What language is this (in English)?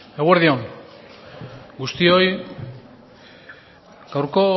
Basque